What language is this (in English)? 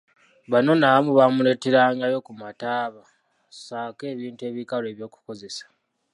Ganda